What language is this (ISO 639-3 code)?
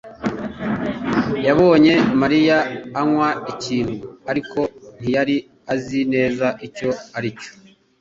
kin